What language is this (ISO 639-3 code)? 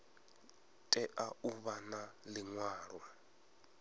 ven